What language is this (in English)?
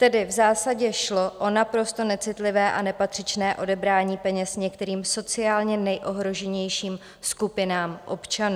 Czech